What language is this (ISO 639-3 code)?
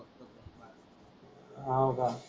mar